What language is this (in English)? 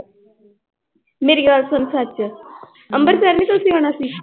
Punjabi